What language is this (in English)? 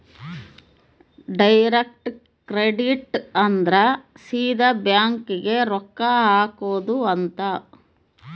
Kannada